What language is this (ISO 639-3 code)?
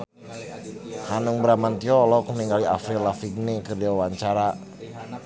sun